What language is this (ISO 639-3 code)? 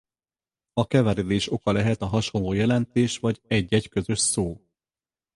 hun